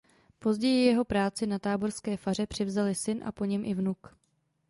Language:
Czech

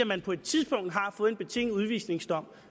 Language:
Danish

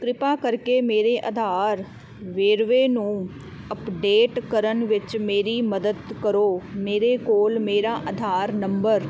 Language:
Punjabi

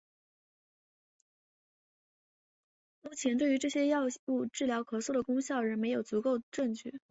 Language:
Chinese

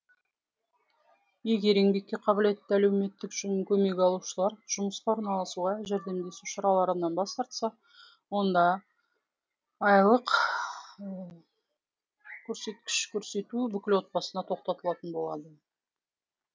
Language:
Kazakh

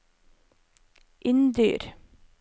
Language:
Norwegian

